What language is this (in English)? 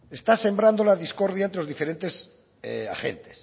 Spanish